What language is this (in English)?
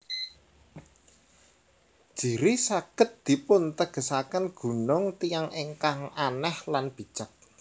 Javanese